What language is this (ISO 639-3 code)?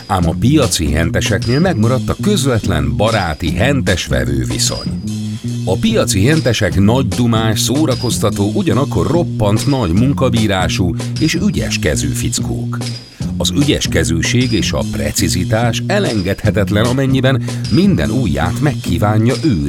hun